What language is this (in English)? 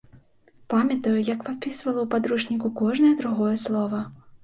Belarusian